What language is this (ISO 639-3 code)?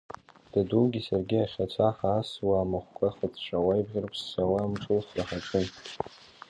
abk